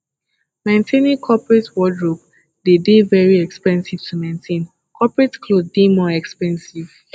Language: Nigerian Pidgin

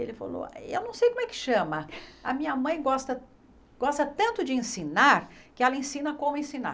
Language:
Portuguese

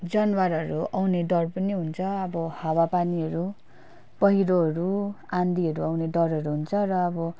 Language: Nepali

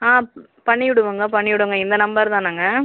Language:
Tamil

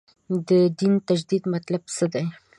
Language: Pashto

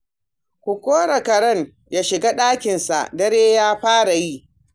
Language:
Hausa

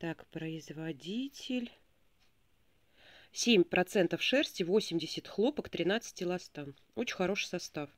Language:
Russian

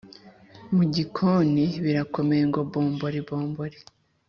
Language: Kinyarwanda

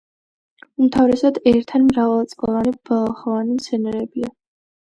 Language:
Georgian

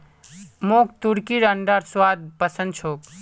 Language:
Magahi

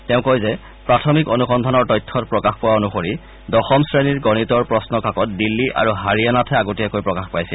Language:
Assamese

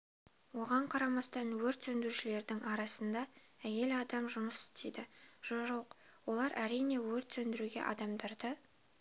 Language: Kazakh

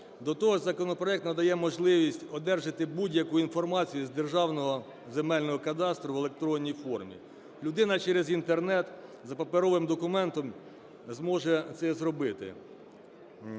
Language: Ukrainian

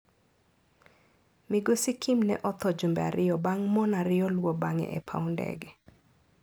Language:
Luo (Kenya and Tanzania)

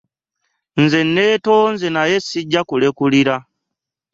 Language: Ganda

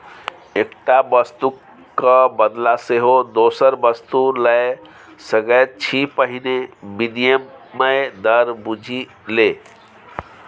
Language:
Maithili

